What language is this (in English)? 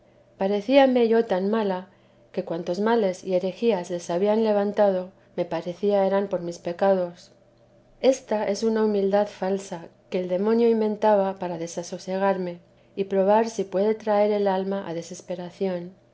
Spanish